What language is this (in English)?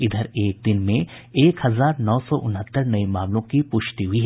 Hindi